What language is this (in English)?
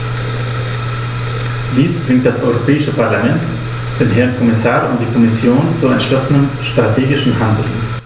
German